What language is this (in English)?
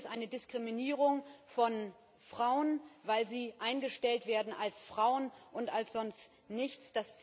German